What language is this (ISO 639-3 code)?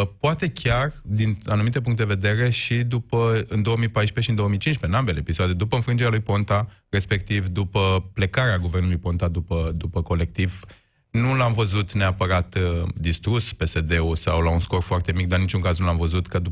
ron